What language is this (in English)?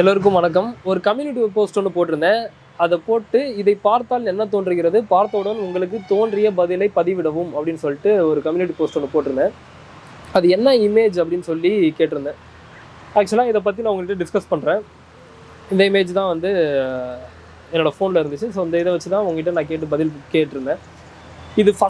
Indonesian